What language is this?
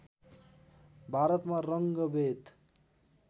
Nepali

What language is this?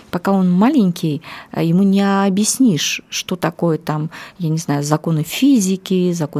Russian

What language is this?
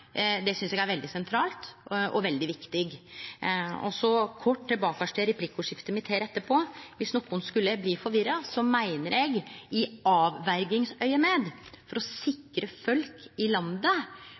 Norwegian Nynorsk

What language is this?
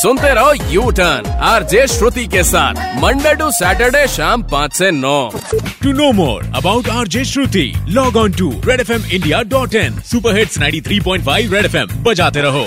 Hindi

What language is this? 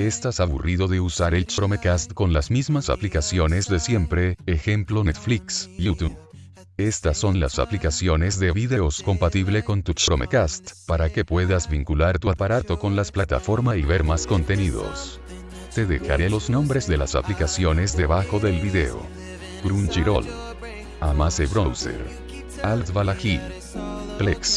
Spanish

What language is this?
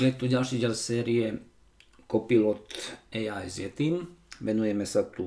Slovak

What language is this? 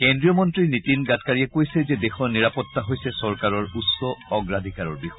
Assamese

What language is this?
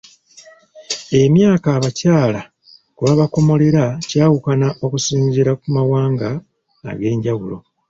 Ganda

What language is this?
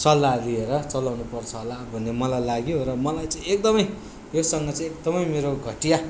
Nepali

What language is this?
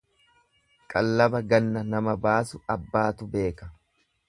Oromo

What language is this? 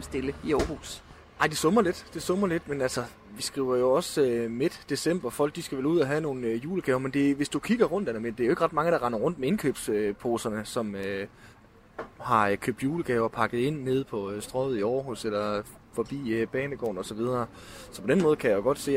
Danish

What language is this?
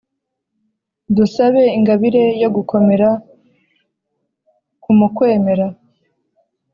Kinyarwanda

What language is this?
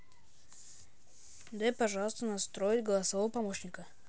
Russian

